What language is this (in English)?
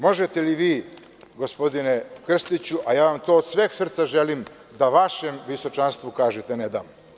Serbian